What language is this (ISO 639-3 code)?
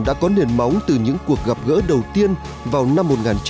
vie